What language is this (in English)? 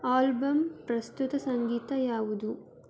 Kannada